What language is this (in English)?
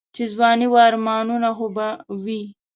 Pashto